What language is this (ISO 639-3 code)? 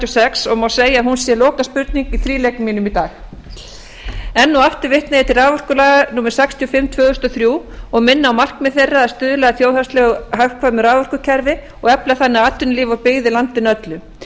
isl